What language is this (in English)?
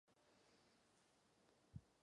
Czech